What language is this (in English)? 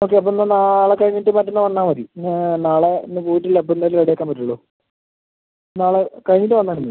Malayalam